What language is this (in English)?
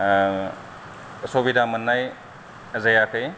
Bodo